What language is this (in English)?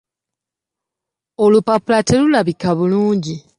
Ganda